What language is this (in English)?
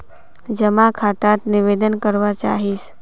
Magahi